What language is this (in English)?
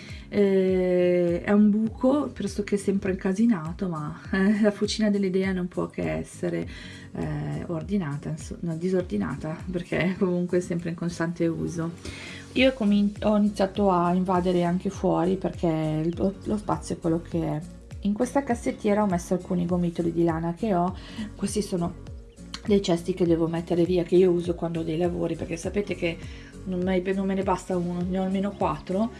Italian